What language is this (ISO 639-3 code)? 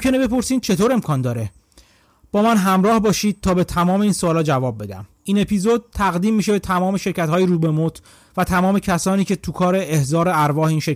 fas